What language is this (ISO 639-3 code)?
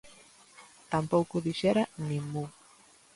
glg